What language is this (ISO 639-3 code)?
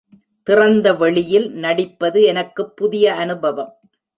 tam